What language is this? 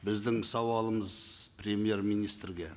Kazakh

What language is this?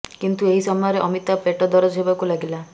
Odia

